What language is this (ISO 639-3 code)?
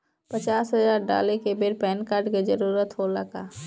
bho